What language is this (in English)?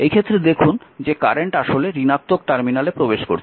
Bangla